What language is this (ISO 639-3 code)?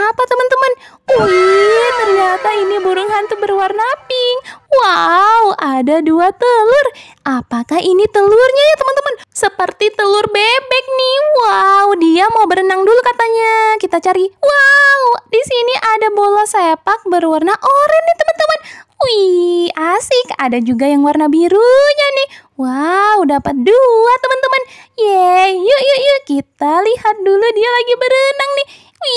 ind